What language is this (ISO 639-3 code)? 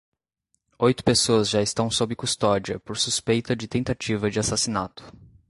por